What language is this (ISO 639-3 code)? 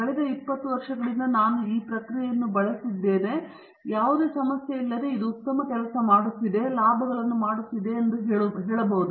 kan